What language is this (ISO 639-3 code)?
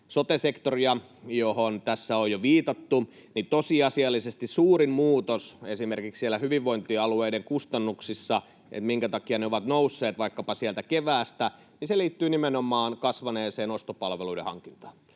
fin